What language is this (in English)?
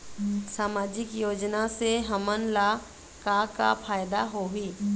Chhattisgarhi